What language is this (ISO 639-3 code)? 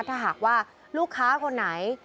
tha